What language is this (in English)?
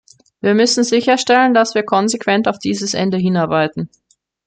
German